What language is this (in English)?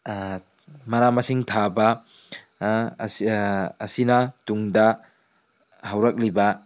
Manipuri